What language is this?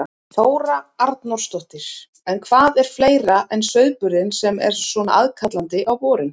Icelandic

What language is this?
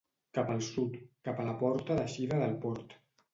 Catalan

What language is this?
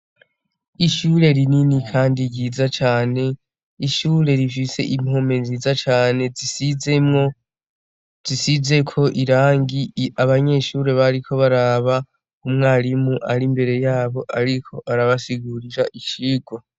Rundi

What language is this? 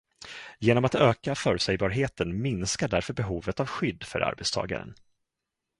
Swedish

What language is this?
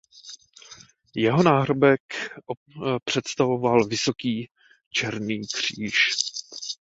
Czech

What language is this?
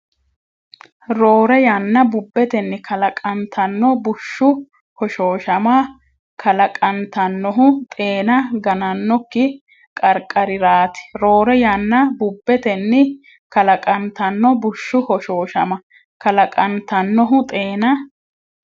Sidamo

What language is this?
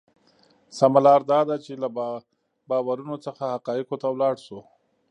Pashto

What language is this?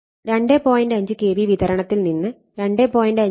Malayalam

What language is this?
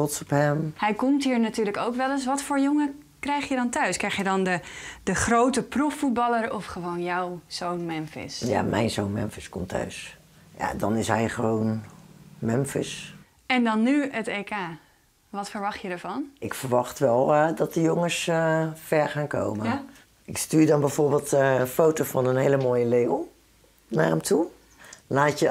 Dutch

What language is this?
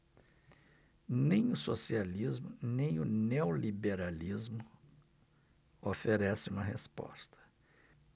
Portuguese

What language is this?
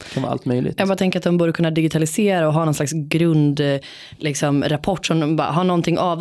Swedish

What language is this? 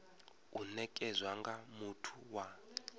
Venda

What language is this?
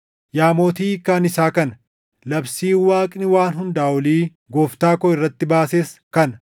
Oromo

